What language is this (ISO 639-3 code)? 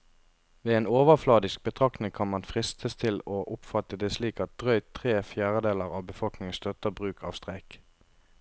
nor